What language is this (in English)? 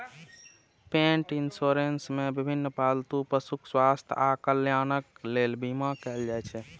Maithili